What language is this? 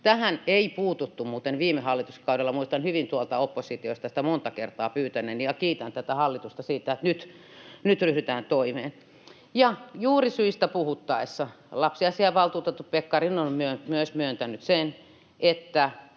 Finnish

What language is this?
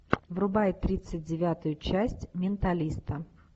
Russian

